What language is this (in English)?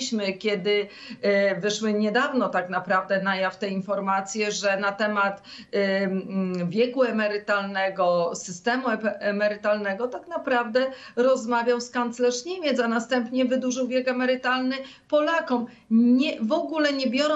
Polish